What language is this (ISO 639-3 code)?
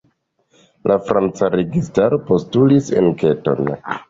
epo